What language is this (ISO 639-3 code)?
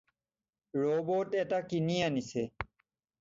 asm